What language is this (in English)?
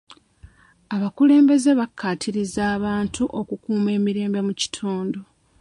Ganda